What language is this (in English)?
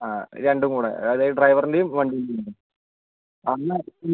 Malayalam